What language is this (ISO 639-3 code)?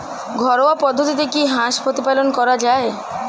ben